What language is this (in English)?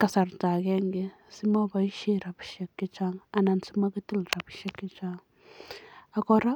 Kalenjin